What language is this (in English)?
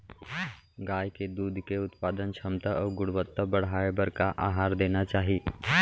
Chhattisgarhi